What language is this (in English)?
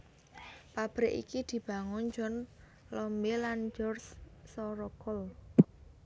Javanese